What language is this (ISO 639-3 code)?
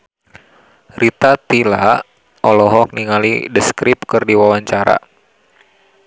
sun